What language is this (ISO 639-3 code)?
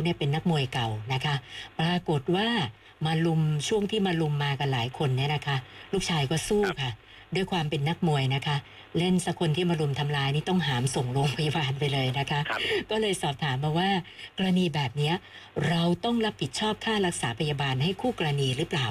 tha